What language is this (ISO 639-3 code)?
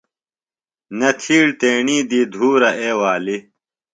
phl